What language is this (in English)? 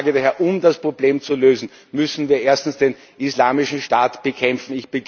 German